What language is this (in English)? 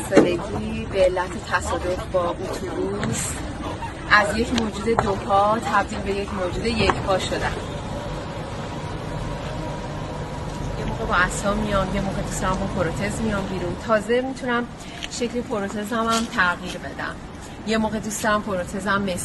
Persian